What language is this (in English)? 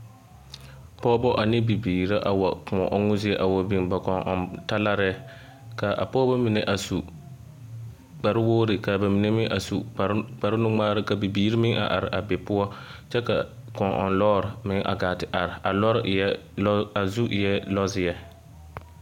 Southern Dagaare